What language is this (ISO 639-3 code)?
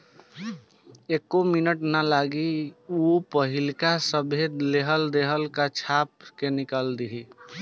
bho